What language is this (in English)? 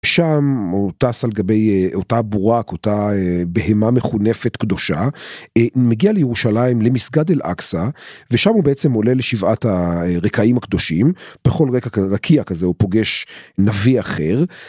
Hebrew